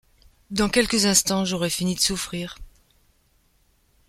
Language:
French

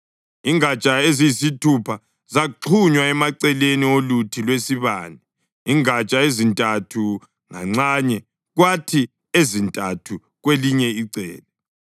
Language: North Ndebele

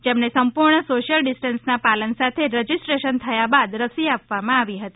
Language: Gujarati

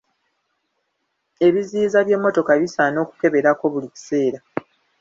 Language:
Ganda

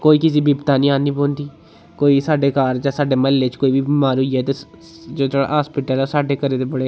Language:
Dogri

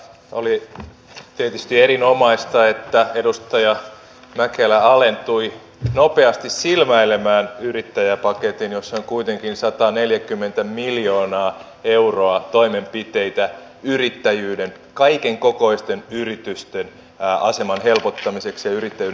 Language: Finnish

